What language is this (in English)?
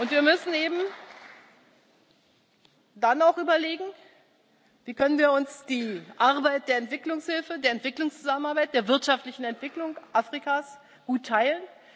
German